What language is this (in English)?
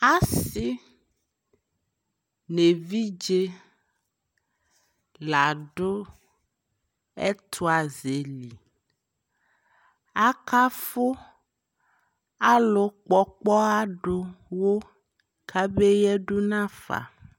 Ikposo